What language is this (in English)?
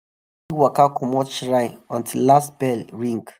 Nigerian Pidgin